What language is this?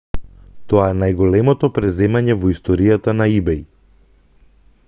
Macedonian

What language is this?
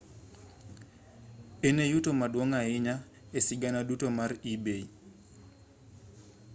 Luo (Kenya and Tanzania)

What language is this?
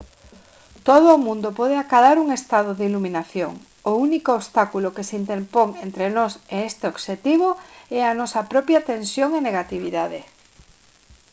Galician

